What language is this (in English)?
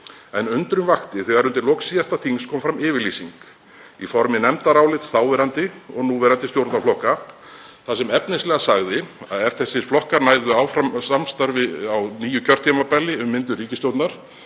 Icelandic